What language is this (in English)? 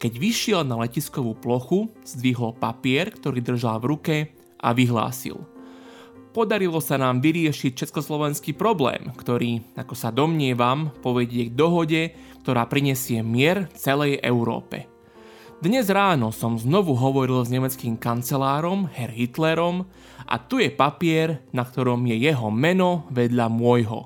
Slovak